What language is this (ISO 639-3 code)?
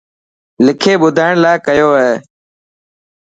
mki